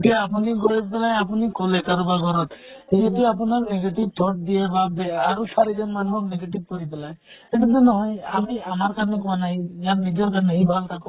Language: Assamese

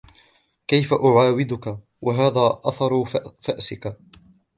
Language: Arabic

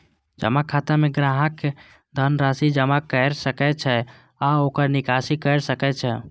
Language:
Maithili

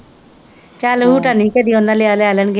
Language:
Punjabi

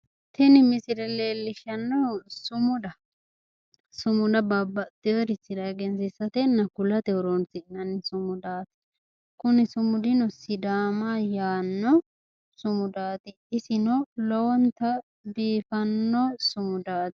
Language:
Sidamo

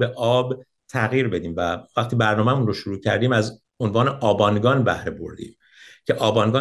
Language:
Persian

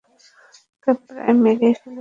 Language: Bangla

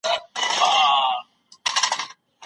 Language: Pashto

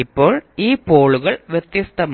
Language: Malayalam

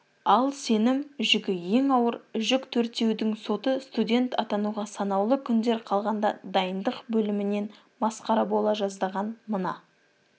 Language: Kazakh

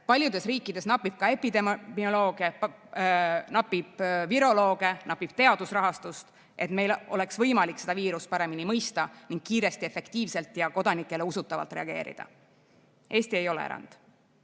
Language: Estonian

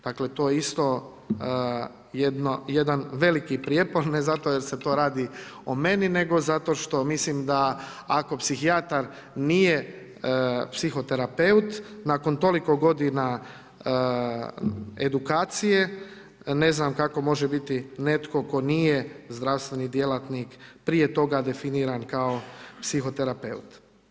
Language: Croatian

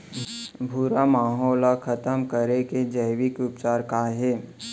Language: Chhattisgarhi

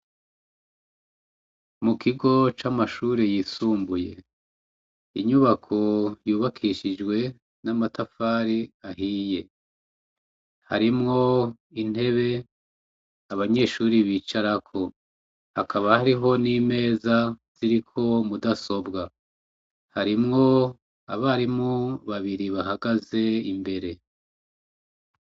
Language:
Rundi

